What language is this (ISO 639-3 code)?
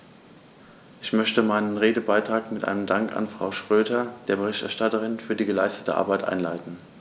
deu